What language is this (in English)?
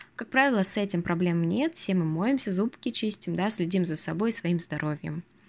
Russian